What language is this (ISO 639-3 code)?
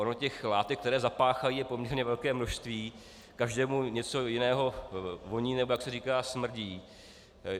ces